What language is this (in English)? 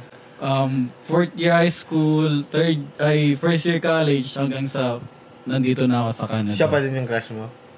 Filipino